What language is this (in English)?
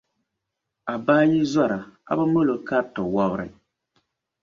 Dagbani